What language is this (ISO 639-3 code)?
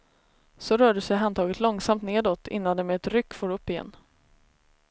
swe